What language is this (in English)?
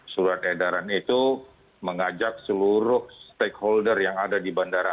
Indonesian